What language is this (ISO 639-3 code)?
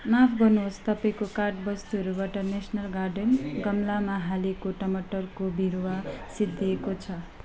nep